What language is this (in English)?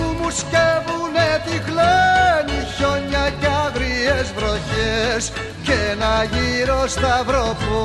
Greek